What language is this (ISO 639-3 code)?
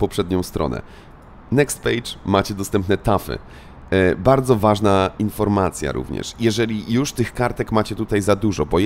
pol